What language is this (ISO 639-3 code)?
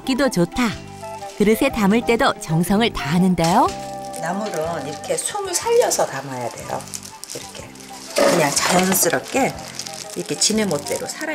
kor